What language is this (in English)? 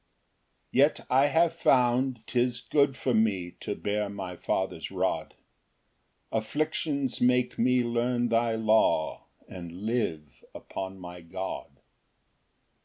English